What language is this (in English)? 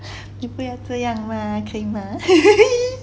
English